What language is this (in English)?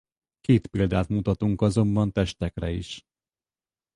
Hungarian